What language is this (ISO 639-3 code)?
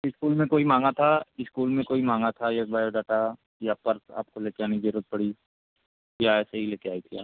hin